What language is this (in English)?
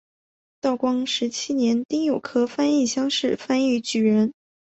Chinese